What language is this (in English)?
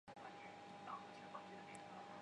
Chinese